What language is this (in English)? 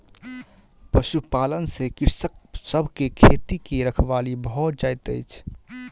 Maithili